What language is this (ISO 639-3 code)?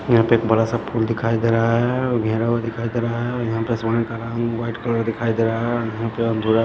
hin